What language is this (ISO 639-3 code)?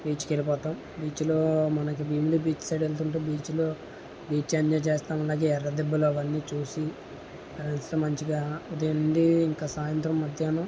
tel